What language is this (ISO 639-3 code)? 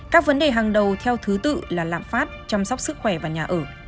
vie